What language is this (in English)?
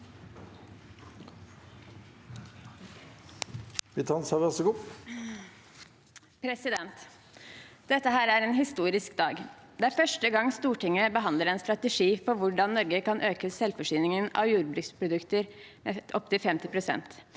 Norwegian